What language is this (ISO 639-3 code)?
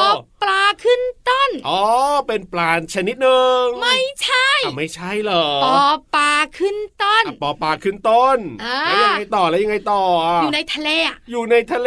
tha